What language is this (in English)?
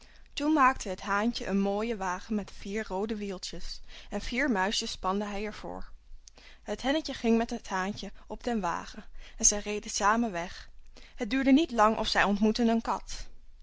Dutch